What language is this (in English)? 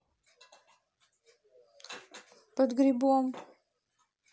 Russian